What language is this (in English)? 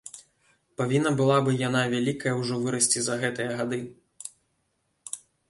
Belarusian